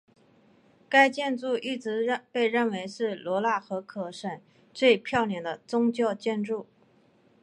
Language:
Chinese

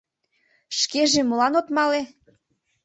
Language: Mari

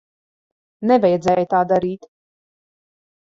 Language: Latvian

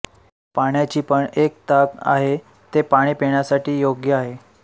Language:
Marathi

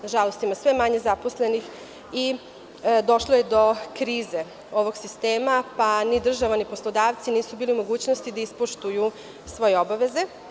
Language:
Serbian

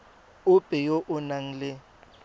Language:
Tswana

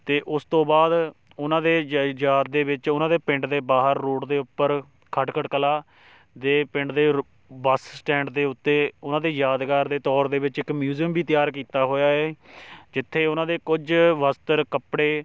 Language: Punjabi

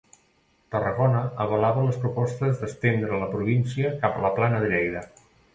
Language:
Catalan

